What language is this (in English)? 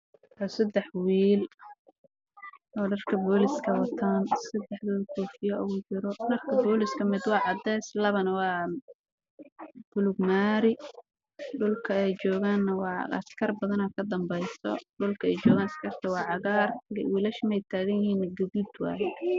Somali